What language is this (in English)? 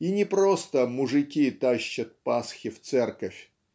Russian